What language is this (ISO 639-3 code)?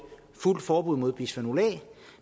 dan